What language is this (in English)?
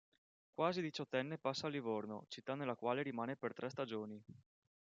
Italian